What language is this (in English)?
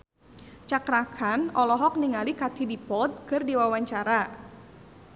Sundanese